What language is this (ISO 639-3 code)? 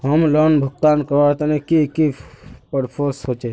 mag